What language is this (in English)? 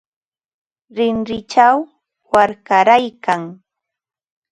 Ambo-Pasco Quechua